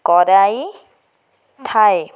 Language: Odia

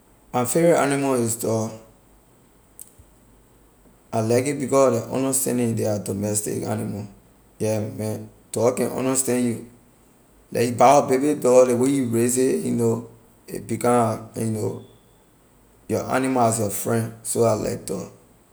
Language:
Liberian English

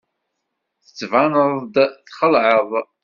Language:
Kabyle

